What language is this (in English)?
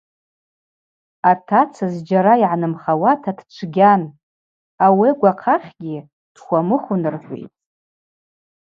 Abaza